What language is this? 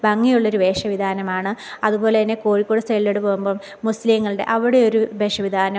Malayalam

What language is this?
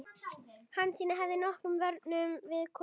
Icelandic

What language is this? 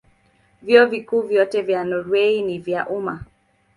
Swahili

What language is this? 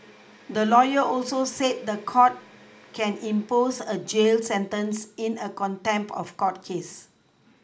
English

